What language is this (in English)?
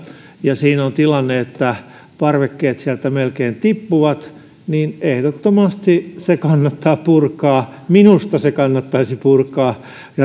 Finnish